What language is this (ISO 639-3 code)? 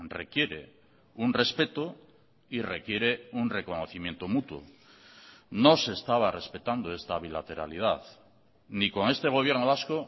spa